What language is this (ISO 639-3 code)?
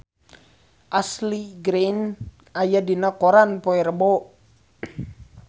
sun